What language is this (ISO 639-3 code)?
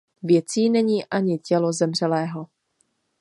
ces